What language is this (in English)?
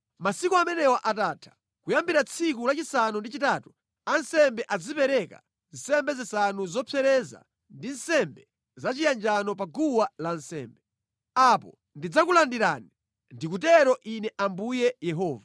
Nyanja